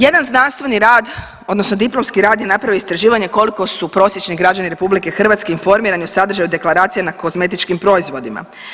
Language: Croatian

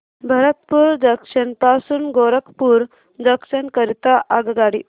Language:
Marathi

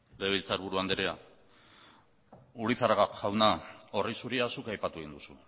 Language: Basque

